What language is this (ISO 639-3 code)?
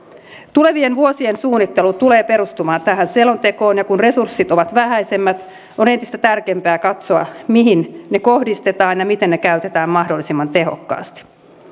fin